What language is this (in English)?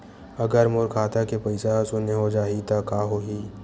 Chhattisgarhi